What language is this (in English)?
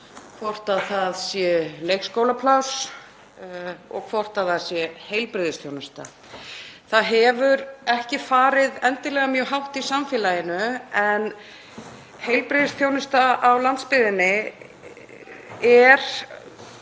Icelandic